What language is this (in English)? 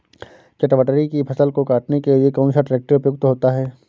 Hindi